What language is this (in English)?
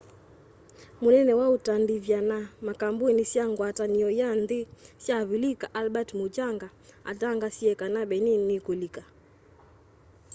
Kamba